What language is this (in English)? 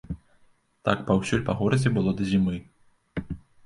Belarusian